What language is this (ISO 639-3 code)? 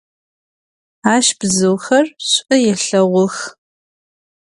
ady